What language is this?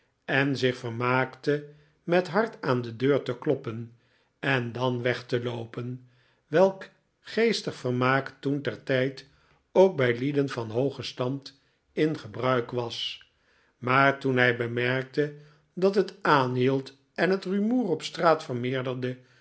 Dutch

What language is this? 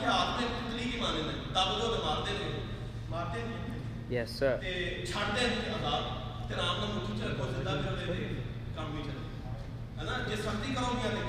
Urdu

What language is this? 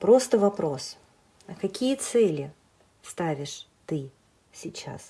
Russian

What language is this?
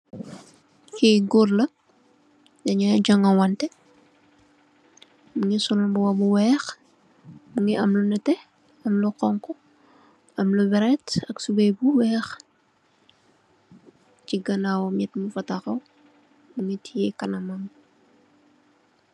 Wolof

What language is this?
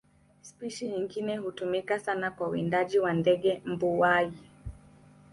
Swahili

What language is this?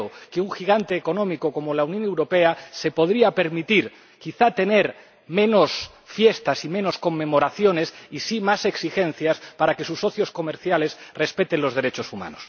Spanish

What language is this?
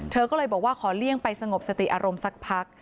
Thai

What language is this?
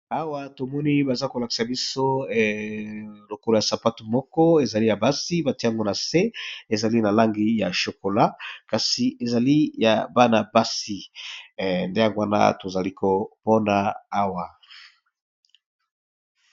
Lingala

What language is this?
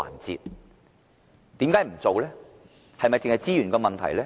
Cantonese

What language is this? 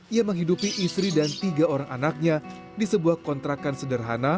Indonesian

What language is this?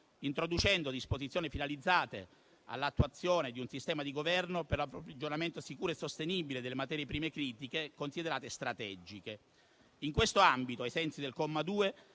Italian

